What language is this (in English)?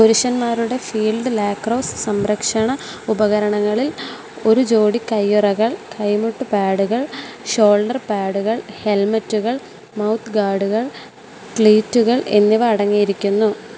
Malayalam